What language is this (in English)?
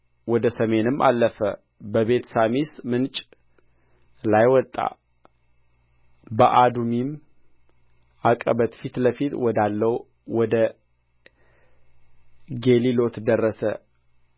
Amharic